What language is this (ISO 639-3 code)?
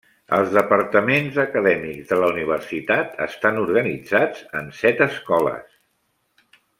cat